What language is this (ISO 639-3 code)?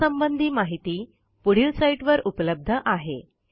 mar